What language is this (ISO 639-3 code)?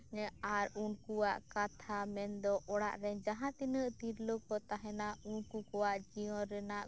sat